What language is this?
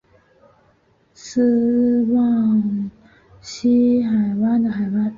Chinese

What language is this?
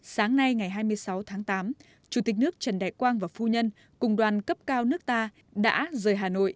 Vietnamese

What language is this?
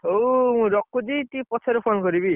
Odia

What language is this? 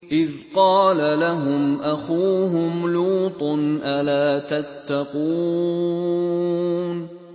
Arabic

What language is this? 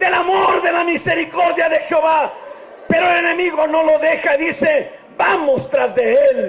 Spanish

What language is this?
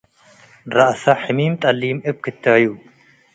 Tigre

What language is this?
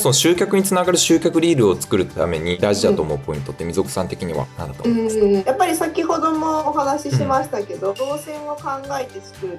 Japanese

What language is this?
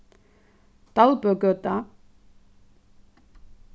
Faroese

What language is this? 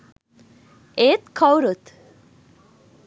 Sinhala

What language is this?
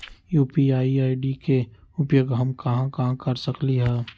Magahi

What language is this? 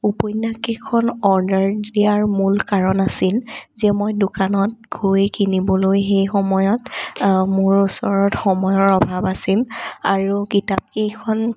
Assamese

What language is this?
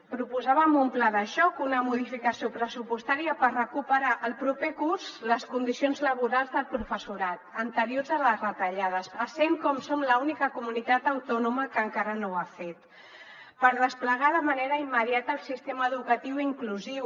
Catalan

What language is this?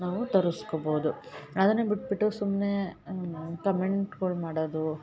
Kannada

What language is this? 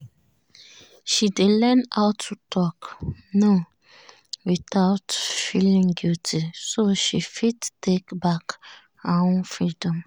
Nigerian Pidgin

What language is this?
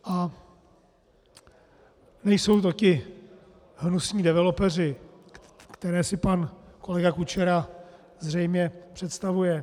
Czech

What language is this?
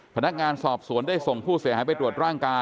Thai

